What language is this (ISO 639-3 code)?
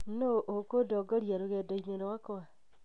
kik